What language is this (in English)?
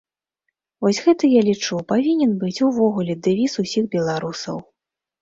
Belarusian